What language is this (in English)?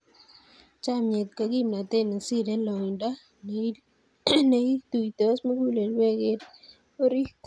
Kalenjin